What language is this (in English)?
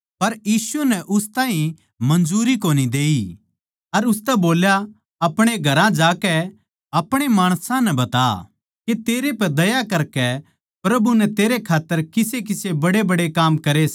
Haryanvi